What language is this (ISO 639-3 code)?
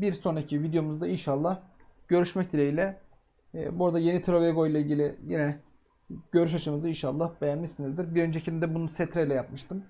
tur